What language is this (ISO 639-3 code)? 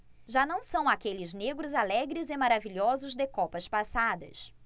por